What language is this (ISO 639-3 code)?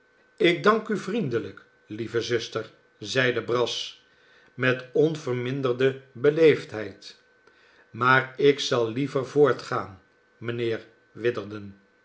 nld